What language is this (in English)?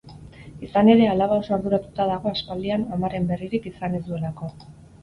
Basque